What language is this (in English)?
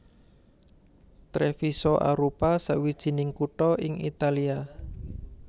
Javanese